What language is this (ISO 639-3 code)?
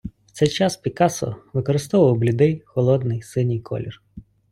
ukr